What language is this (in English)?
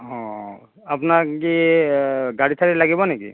Assamese